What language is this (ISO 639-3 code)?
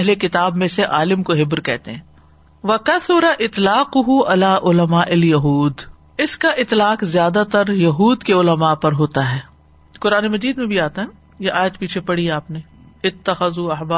urd